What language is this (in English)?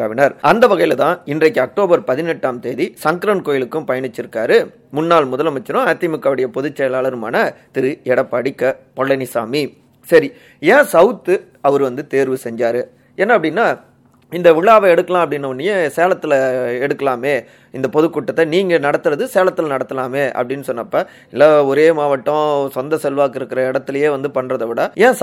Tamil